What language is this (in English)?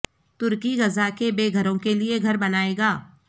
Urdu